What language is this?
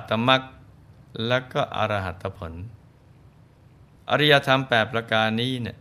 Thai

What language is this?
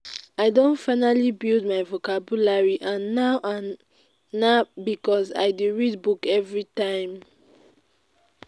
Nigerian Pidgin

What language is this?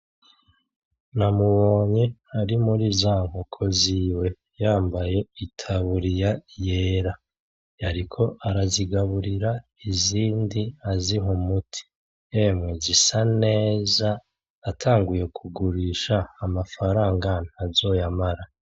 Rundi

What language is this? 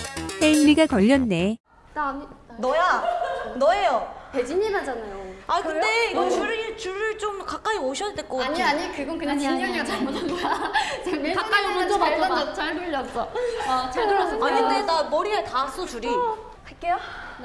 Korean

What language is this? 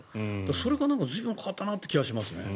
Japanese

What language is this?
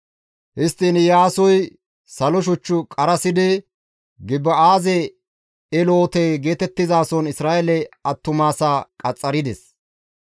Gamo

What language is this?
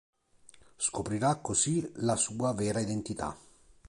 Italian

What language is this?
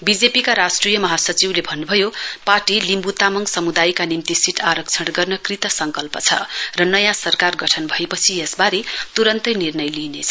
Nepali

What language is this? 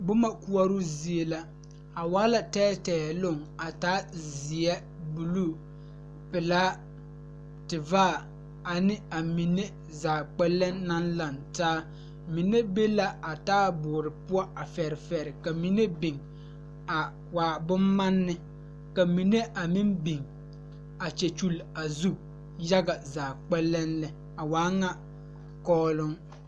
Southern Dagaare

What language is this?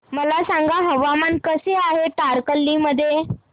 Marathi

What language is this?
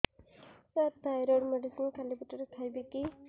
Odia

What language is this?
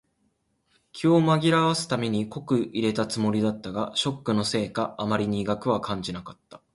Japanese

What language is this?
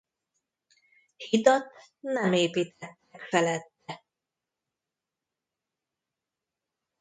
Hungarian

